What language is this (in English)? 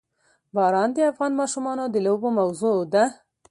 Pashto